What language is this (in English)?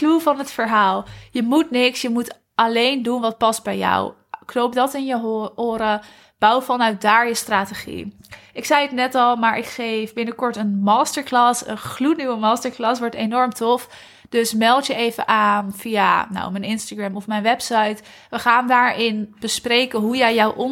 Dutch